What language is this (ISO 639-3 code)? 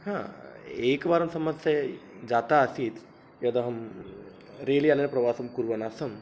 san